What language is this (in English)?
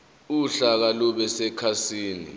Zulu